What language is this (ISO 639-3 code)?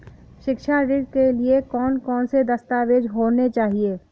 hin